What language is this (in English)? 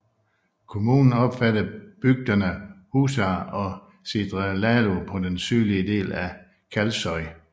Danish